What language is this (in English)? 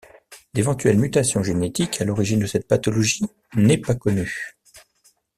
French